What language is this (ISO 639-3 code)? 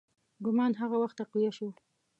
pus